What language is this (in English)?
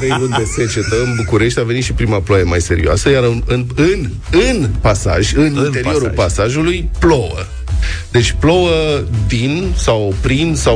Romanian